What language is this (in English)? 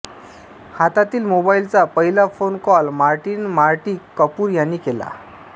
Marathi